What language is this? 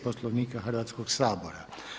Croatian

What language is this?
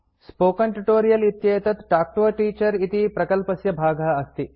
Sanskrit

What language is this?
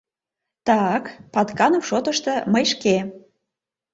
Mari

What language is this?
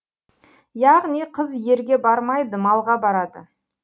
Kazakh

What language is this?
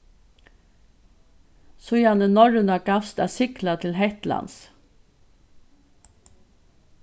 Faroese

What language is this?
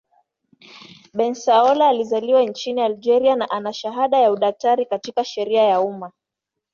Swahili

